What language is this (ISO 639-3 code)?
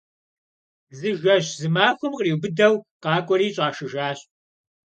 kbd